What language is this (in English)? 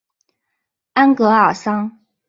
Chinese